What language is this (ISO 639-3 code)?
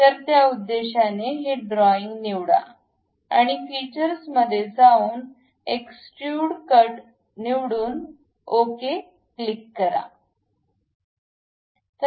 mar